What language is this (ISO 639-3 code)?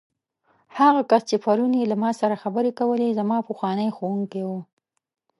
pus